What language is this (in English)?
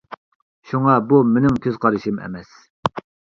Uyghur